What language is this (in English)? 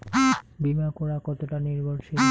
Bangla